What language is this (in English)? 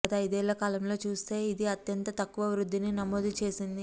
Telugu